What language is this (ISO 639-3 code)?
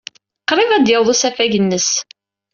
kab